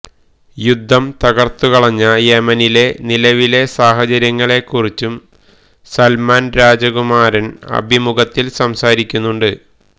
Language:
Malayalam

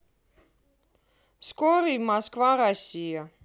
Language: Russian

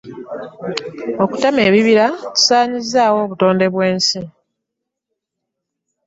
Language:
Ganda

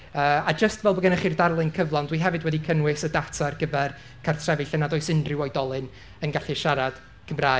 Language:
Welsh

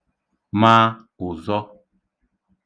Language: Igbo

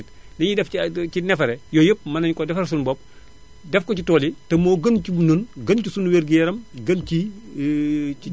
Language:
Wolof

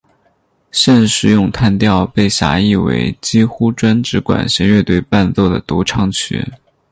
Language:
Chinese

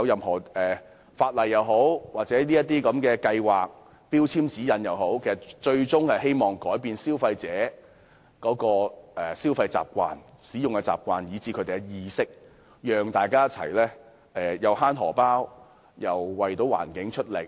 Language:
Cantonese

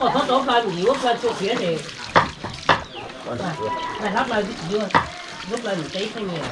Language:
Vietnamese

